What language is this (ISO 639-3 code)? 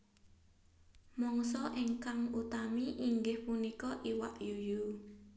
jav